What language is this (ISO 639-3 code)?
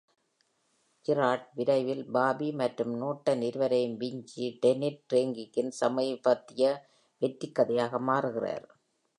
tam